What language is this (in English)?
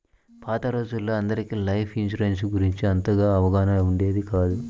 Telugu